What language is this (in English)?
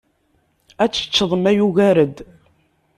Kabyle